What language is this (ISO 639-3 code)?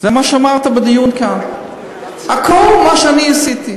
heb